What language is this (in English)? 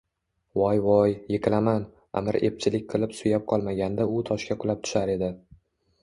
Uzbek